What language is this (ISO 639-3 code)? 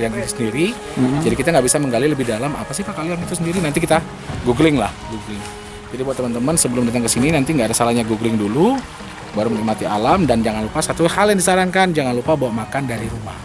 ind